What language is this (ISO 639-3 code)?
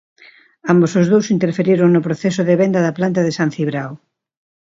glg